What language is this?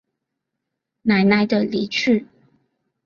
Chinese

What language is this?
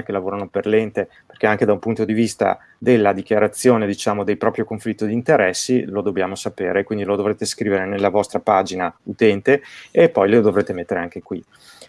Italian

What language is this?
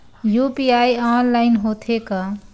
Chhattisgarhi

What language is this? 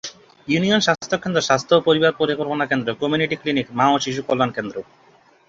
Bangla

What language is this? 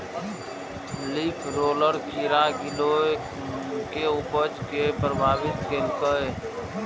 Maithili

